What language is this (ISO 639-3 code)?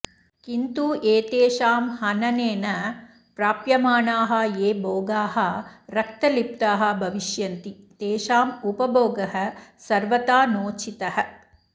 san